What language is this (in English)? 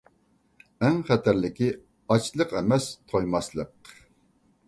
Uyghur